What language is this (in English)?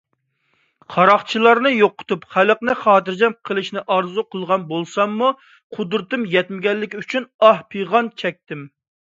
Uyghur